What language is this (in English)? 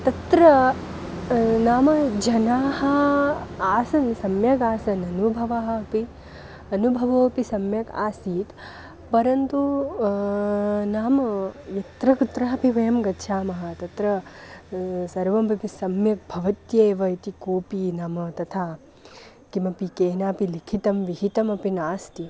Sanskrit